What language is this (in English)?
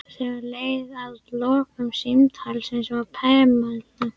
Icelandic